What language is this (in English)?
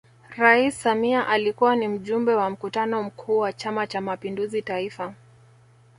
Swahili